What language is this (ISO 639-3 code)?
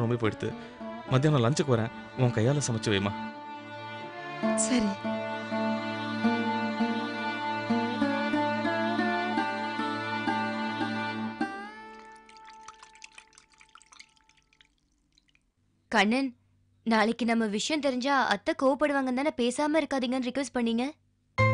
tam